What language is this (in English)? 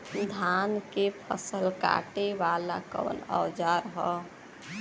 Bhojpuri